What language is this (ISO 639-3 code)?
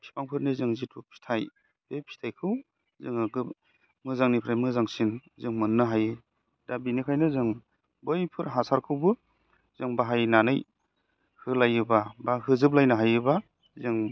brx